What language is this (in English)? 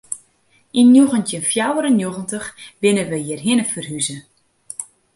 Western Frisian